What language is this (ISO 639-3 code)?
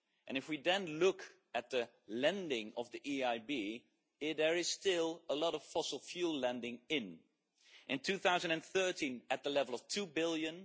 eng